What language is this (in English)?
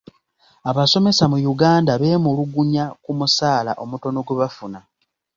Ganda